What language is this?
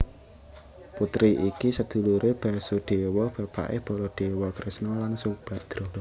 Javanese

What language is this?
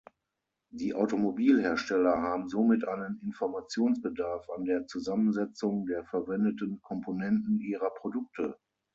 German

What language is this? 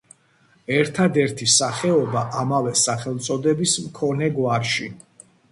Georgian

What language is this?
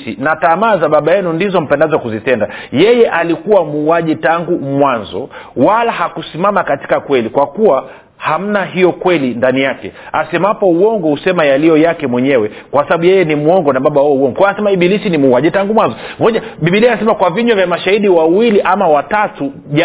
Swahili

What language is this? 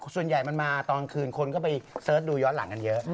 Thai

